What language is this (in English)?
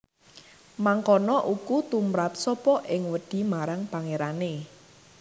Javanese